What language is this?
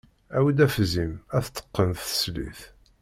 Kabyle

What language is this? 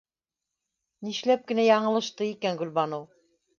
Bashkir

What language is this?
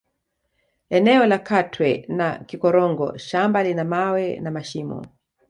Swahili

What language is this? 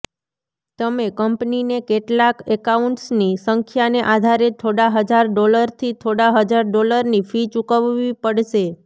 Gujarati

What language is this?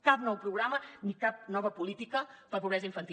Catalan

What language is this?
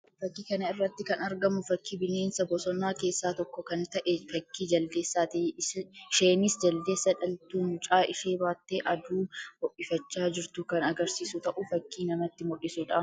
Oromo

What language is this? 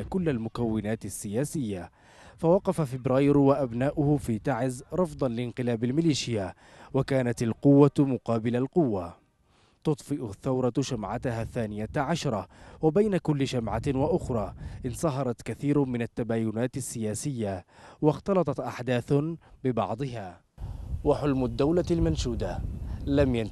Arabic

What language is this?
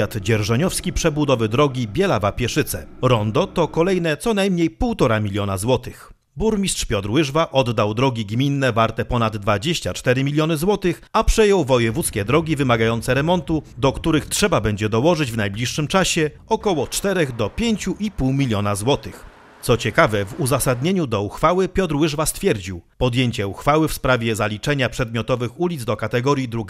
Polish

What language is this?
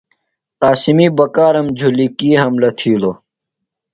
Phalura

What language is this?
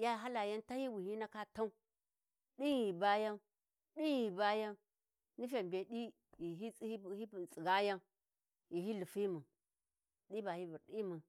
Warji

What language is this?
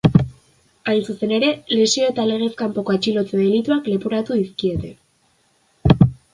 Basque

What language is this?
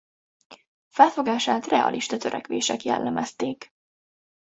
Hungarian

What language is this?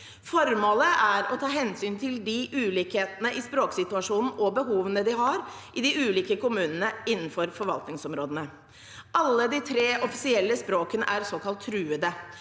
Norwegian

